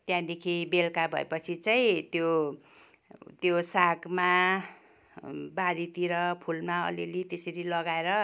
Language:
Nepali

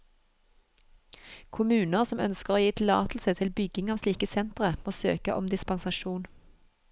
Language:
Norwegian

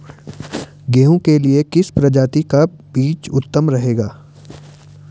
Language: Hindi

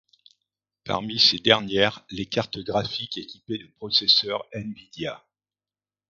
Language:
French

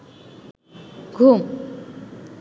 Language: Bangla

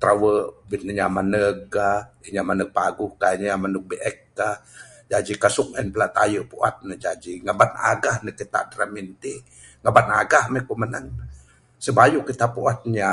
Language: Bukar-Sadung Bidayuh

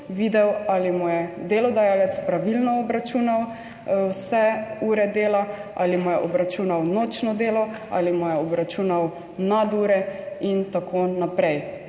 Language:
Slovenian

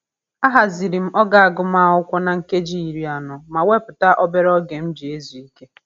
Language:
Igbo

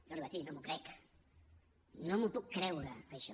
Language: Catalan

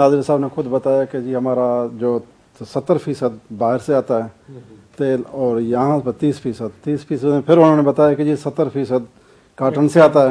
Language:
Arabic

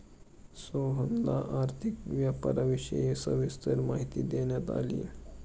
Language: Marathi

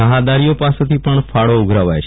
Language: Gujarati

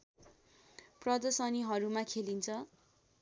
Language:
Nepali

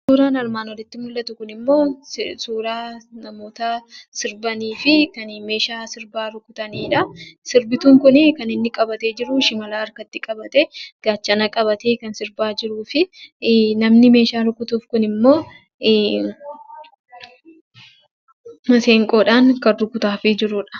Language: Oromo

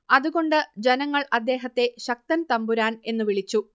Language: Malayalam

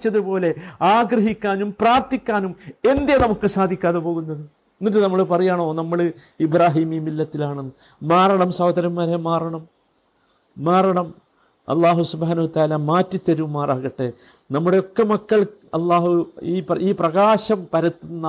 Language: Malayalam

